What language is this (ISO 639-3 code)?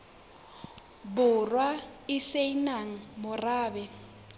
sot